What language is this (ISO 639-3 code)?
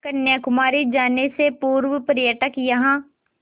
hin